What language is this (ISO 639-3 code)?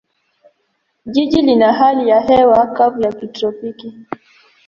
swa